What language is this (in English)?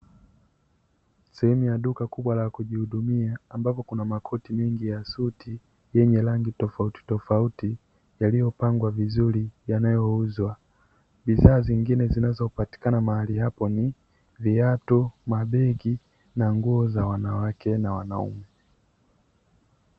Swahili